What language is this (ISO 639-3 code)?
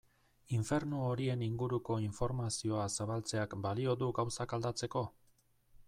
eus